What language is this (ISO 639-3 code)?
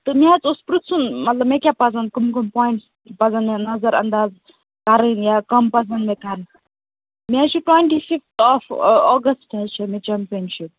kas